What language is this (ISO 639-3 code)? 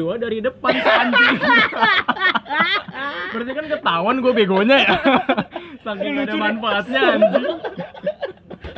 ind